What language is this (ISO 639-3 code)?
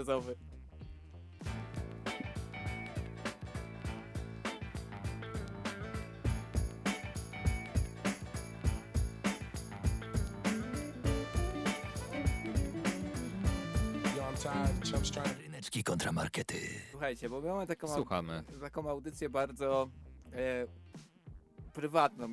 pol